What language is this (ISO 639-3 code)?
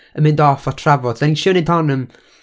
cym